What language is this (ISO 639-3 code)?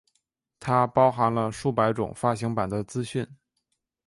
zho